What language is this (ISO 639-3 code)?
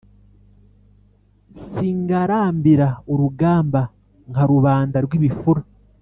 kin